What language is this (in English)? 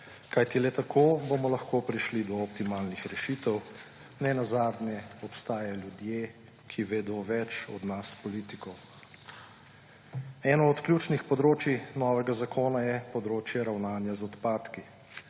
Slovenian